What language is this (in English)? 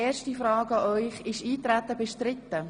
Swiss German